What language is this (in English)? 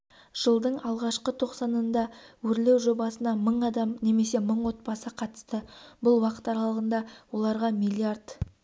Kazakh